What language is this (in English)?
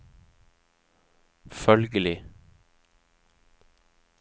Norwegian